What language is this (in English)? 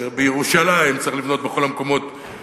Hebrew